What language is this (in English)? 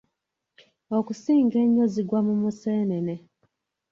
Ganda